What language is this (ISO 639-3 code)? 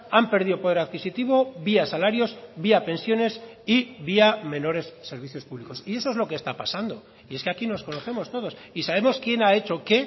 spa